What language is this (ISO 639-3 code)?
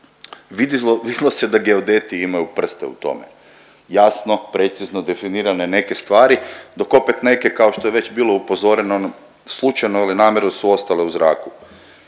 hrv